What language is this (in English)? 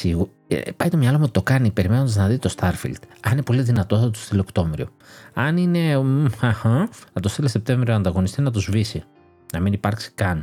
Greek